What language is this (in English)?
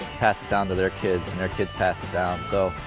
English